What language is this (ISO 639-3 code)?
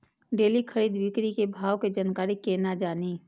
mai